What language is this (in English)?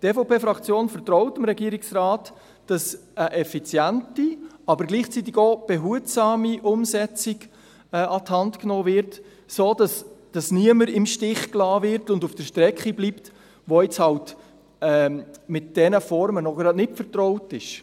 Swiss German